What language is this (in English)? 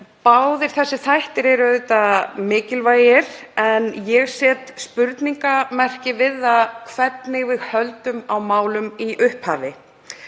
Icelandic